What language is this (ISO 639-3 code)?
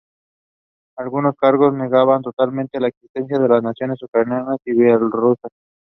spa